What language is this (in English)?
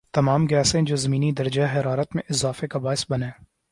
Urdu